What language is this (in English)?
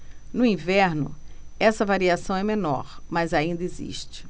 Portuguese